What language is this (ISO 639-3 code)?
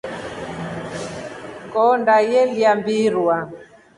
rof